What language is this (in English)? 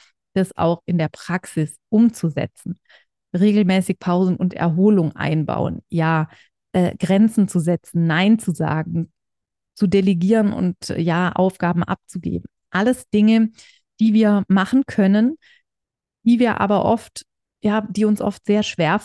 German